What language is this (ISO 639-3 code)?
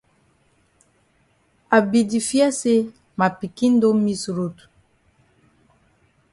wes